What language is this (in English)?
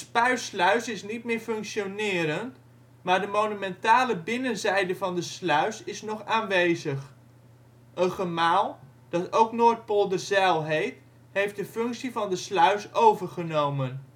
Dutch